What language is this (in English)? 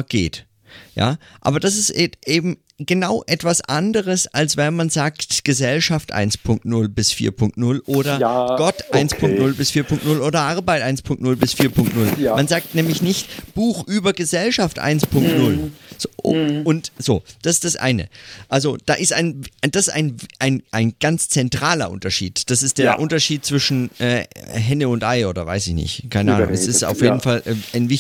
German